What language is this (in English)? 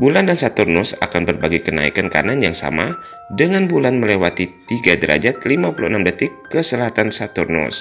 Indonesian